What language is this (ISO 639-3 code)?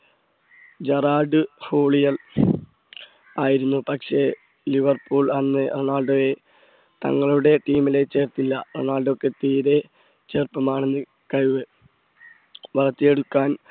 mal